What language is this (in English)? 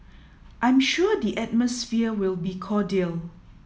English